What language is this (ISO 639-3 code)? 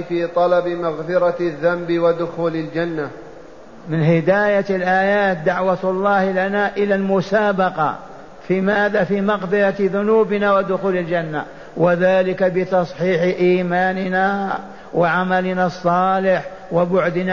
ara